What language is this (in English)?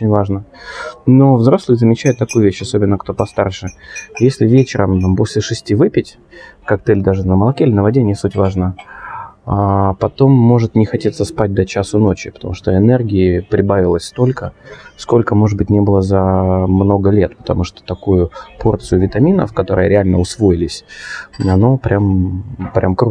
Russian